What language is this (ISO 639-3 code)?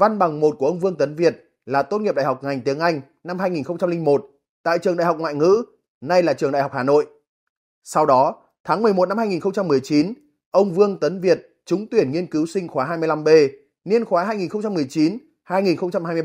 vie